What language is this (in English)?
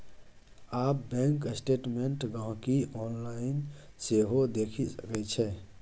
Maithili